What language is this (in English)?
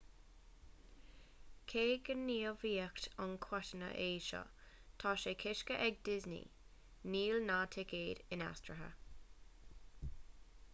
Irish